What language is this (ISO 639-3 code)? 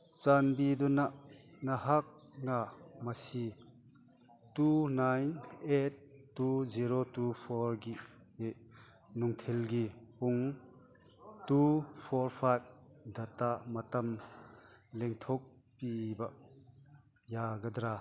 mni